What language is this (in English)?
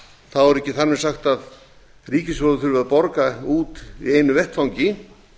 Icelandic